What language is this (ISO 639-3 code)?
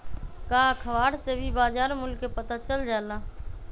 mag